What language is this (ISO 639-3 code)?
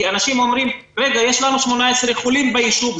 heb